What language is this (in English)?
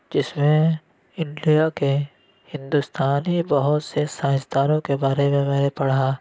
Urdu